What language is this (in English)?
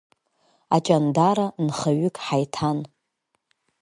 Abkhazian